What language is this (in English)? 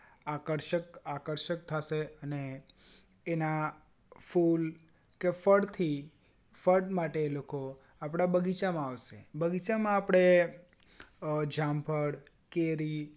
Gujarati